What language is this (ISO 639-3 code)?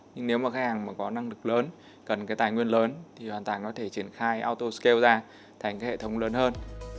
vie